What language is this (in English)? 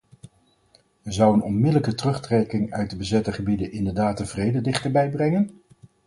Dutch